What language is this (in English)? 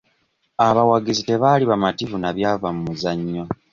Ganda